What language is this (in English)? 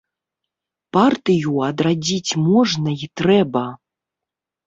Belarusian